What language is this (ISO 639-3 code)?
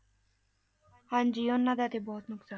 pan